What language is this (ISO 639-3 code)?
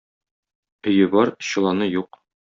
tat